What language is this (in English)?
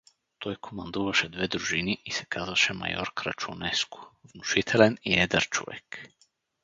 Bulgarian